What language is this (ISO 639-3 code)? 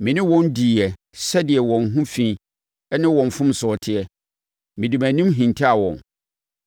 aka